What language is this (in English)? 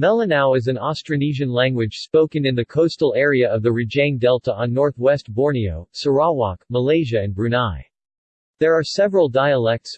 English